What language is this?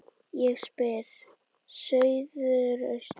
Icelandic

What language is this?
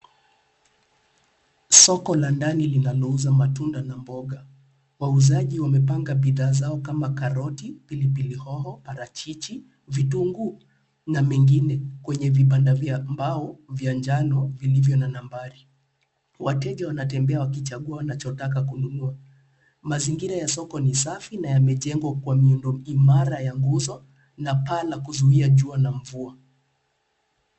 Swahili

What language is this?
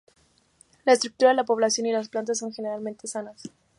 Spanish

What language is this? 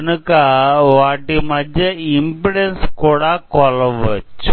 Telugu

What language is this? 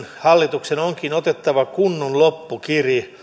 Finnish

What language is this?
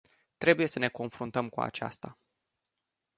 Romanian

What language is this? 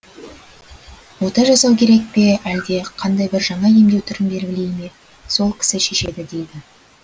Kazakh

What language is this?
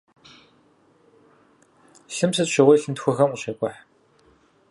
Kabardian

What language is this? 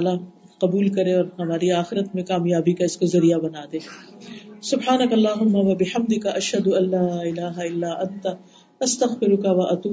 Urdu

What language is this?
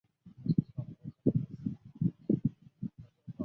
Chinese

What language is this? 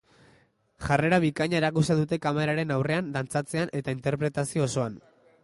Basque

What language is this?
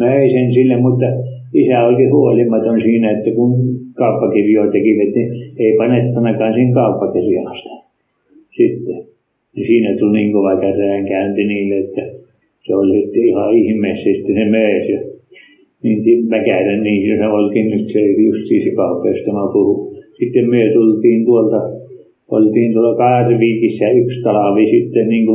Finnish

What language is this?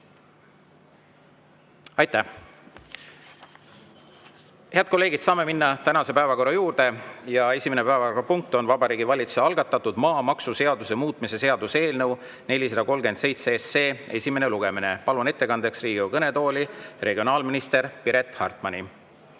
Estonian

